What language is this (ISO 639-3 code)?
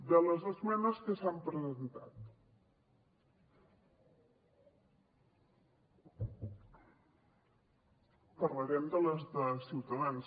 cat